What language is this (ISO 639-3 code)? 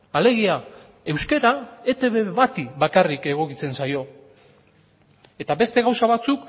eus